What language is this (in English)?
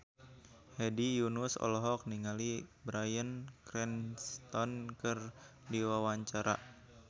Sundanese